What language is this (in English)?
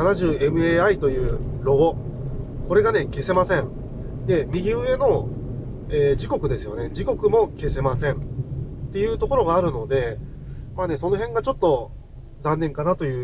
Japanese